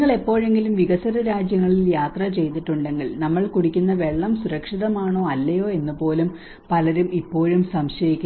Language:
Malayalam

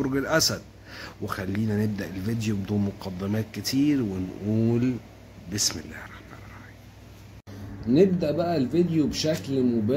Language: Arabic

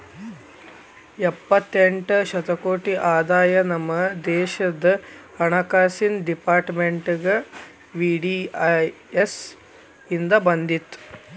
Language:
Kannada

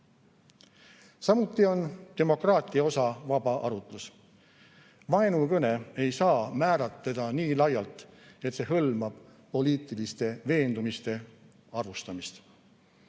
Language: Estonian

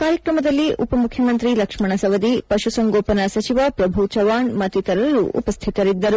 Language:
Kannada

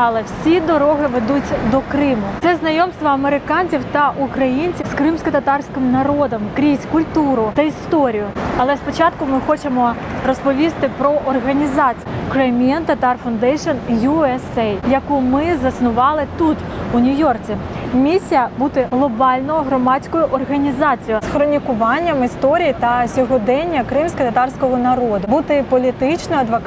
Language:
Ukrainian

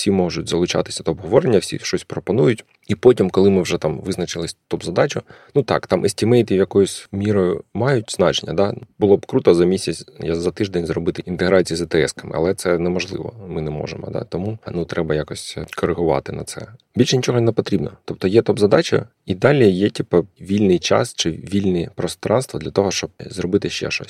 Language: Ukrainian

